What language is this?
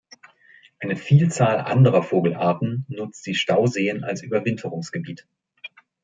German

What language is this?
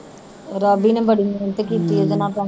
Punjabi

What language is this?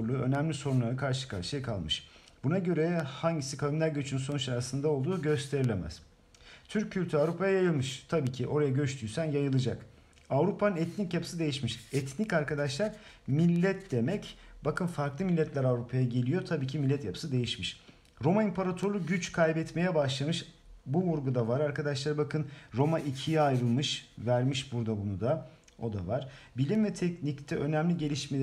Turkish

